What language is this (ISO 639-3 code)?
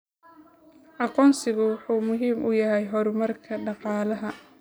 som